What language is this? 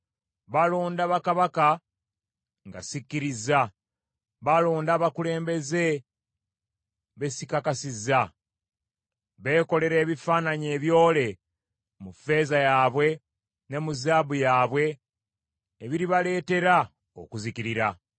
Ganda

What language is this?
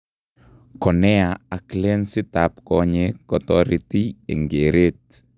Kalenjin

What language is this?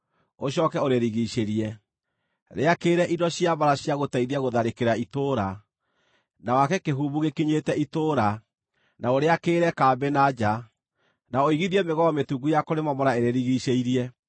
Kikuyu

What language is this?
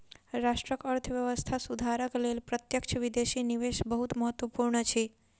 Maithili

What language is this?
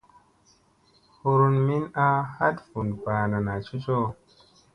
Musey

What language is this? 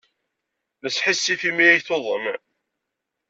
Kabyle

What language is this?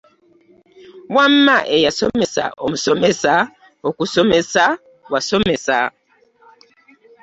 Ganda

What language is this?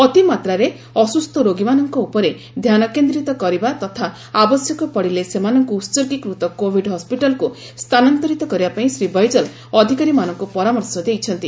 Odia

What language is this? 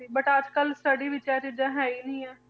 Punjabi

